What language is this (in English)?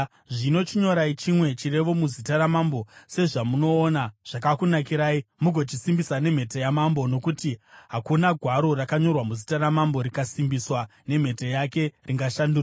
Shona